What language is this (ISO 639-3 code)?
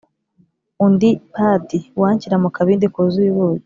kin